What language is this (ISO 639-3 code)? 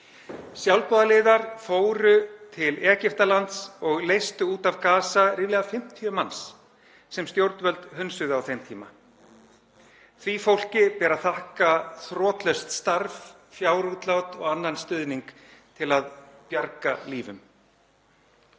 isl